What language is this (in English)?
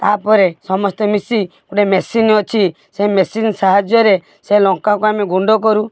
Odia